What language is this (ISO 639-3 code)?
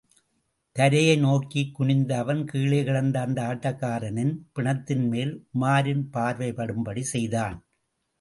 tam